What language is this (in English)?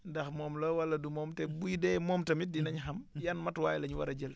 Wolof